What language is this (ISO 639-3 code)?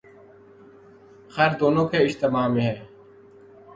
urd